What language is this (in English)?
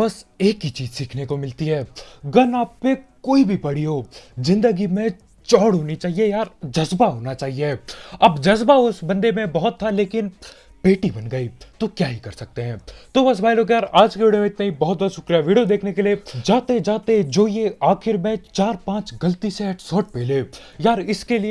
Hindi